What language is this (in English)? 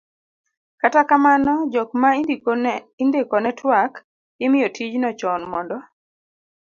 Luo (Kenya and Tanzania)